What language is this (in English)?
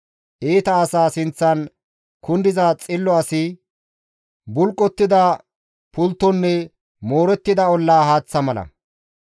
Gamo